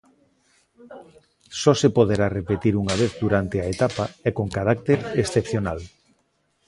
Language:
Galician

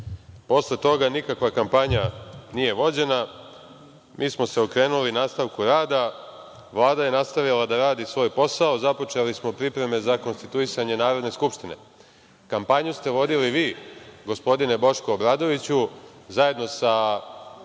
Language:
Serbian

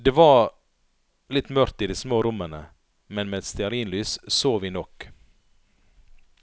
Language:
Norwegian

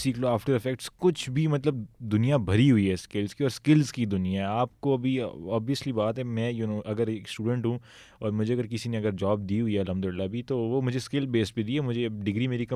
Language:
Urdu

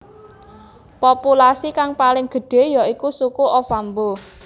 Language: Javanese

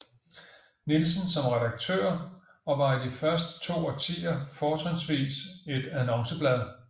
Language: Danish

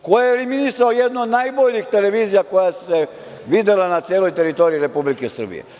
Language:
Serbian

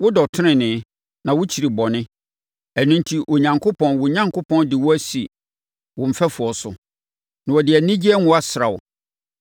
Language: Akan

